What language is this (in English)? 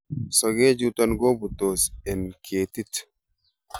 Kalenjin